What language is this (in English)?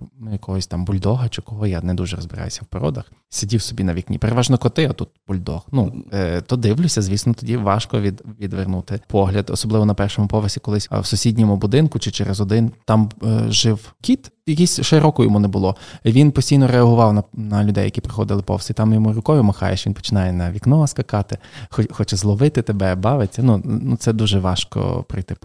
Ukrainian